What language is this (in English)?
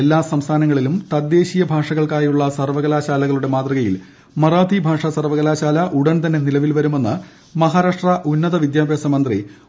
Malayalam